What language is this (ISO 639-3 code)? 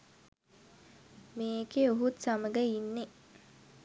sin